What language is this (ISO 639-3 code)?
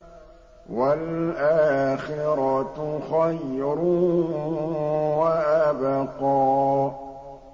ara